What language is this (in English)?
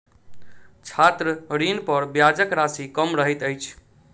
Maithili